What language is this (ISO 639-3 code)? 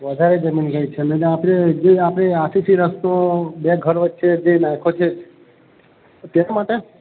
guj